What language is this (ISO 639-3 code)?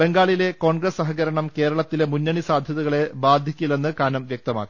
mal